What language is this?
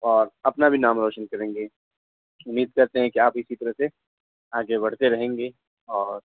Urdu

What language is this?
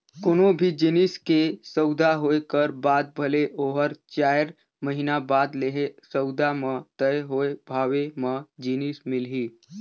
Chhattisgarhi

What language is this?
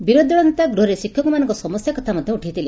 Odia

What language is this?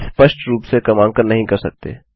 Hindi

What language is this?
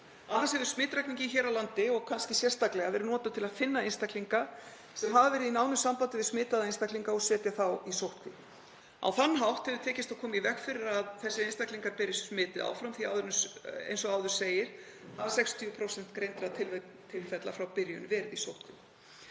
Icelandic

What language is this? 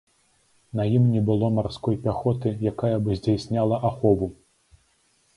Belarusian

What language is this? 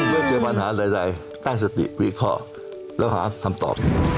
Thai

